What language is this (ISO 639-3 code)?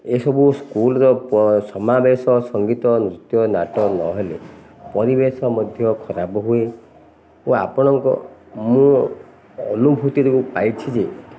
ori